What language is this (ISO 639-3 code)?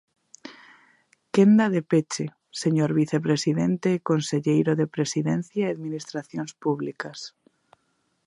glg